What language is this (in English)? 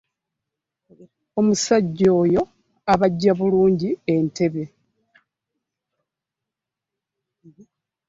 Ganda